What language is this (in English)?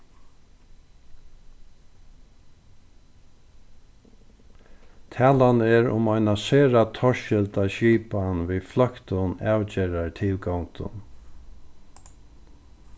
Faroese